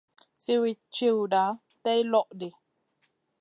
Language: Masana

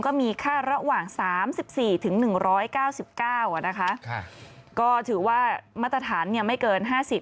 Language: Thai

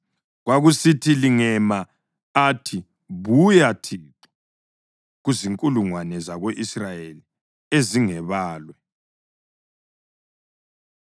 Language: North Ndebele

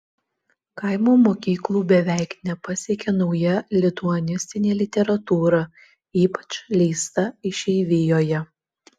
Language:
Lithuanian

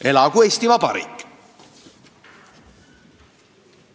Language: Estonian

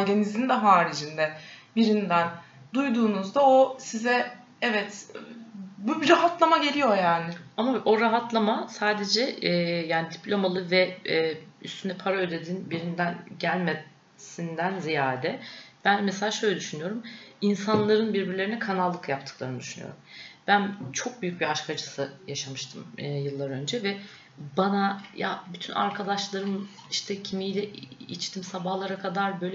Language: Turkish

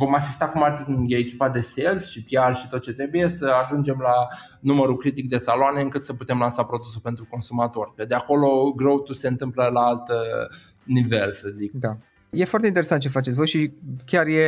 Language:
Romanian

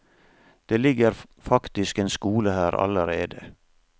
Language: Norwegian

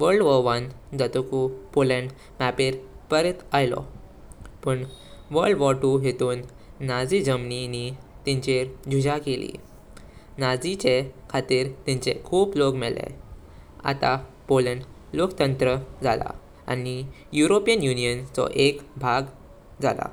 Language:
Konkani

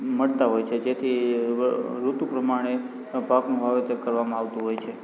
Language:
Gujarati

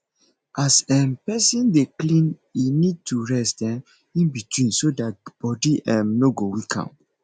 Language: Nigerian Pidgin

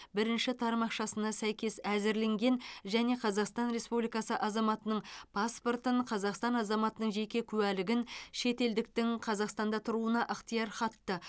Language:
Kazakh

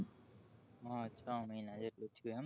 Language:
Gujarati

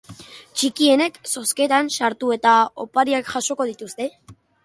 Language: Basque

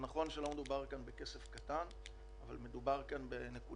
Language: Hebrew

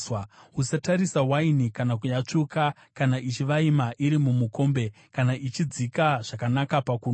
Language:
Shona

